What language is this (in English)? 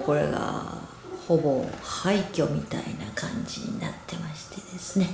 Japanese